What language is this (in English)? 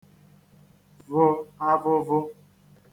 Igbo